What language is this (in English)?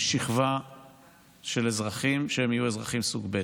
Hebrew